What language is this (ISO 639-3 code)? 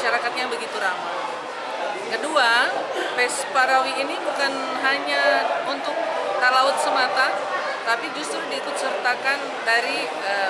ind